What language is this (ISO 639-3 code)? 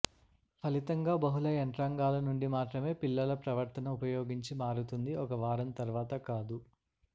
tel